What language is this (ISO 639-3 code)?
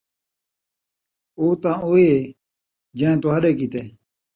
skr